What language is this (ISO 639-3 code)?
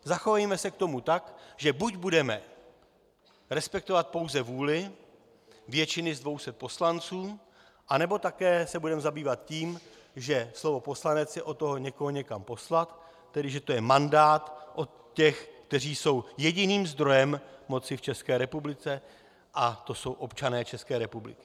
ces